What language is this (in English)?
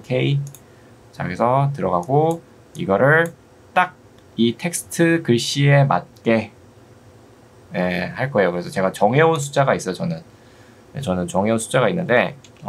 Korean